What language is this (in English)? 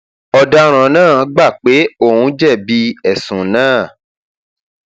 Yoruba